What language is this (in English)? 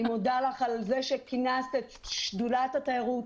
Hebrew